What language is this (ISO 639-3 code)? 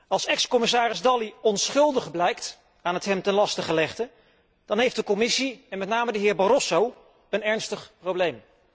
nld